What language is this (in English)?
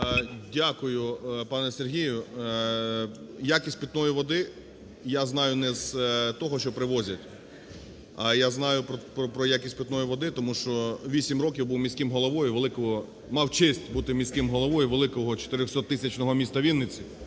Ukrainian